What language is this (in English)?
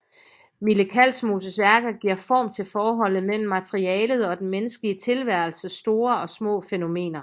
Danish